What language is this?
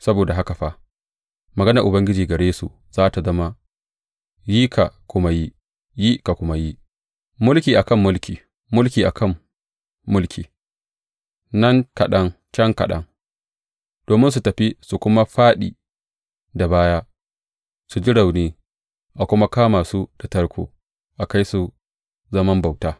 Hausa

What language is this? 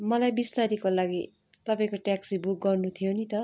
Nepali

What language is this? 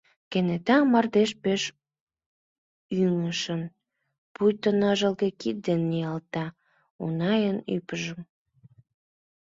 Mari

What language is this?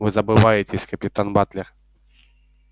Russian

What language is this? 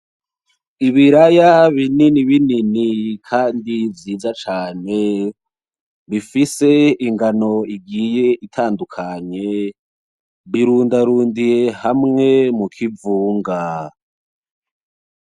Rundi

